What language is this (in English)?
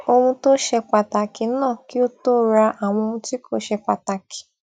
Yoruba